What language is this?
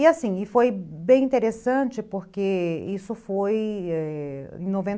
Portuguese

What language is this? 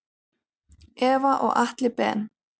Icelandic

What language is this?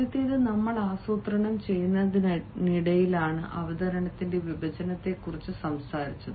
Malayalam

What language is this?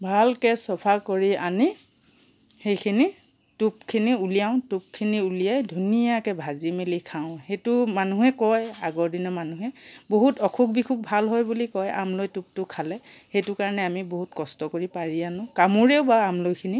Assamese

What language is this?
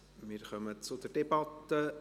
Swiss German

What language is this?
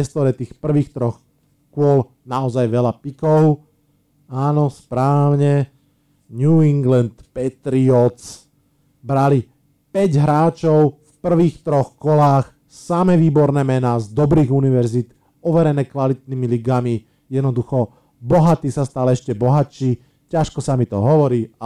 Slovak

